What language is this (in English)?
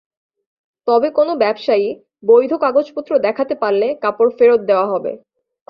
Bangla